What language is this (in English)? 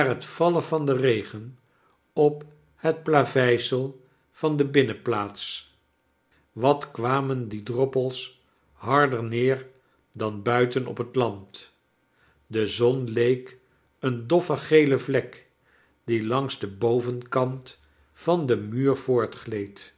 Dutch